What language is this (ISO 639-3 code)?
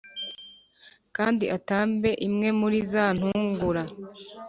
kin